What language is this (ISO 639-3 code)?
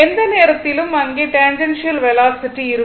tam